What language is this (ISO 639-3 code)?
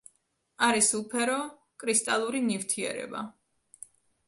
kat